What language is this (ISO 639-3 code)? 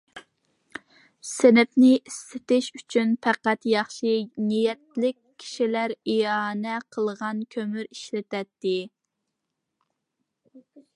uig